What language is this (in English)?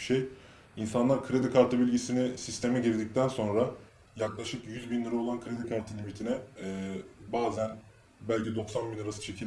Turkish